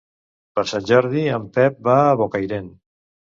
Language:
Catalan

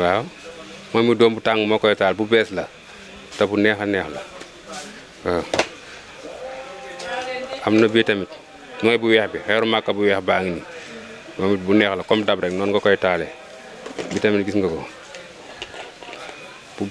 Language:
Indonesian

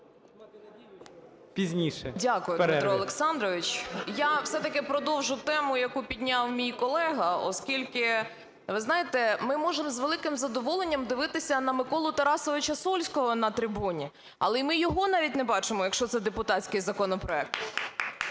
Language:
Ukrainian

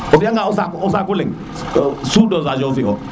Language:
Serer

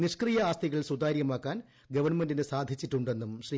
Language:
Malayalam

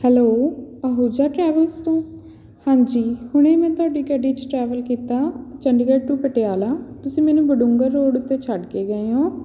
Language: Punjabi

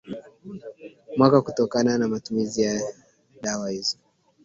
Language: Swahili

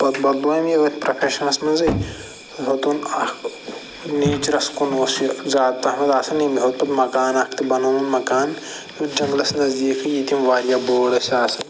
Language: Kashmiri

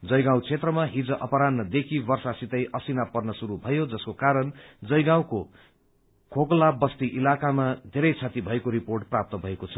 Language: Nepali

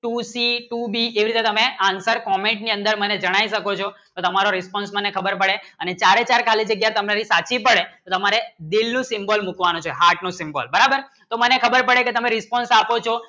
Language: Gujarati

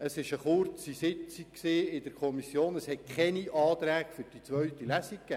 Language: Swiss German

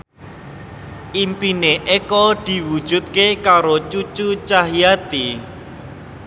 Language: Javanese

